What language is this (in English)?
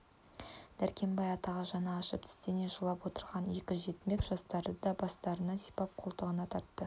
Kazakh